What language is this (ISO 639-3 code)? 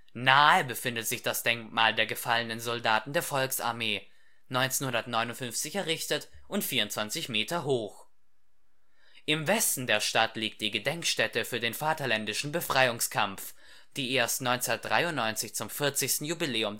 deu